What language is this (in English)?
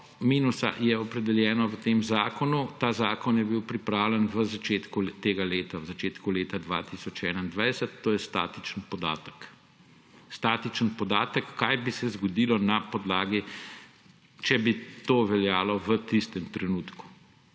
Slovenian